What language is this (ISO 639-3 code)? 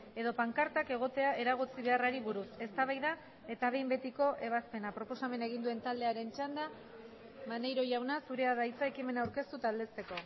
eus